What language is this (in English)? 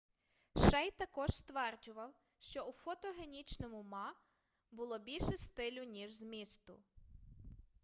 Ukrainian